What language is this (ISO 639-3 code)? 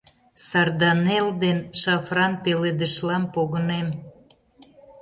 chm